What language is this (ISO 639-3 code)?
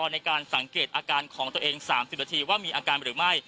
tha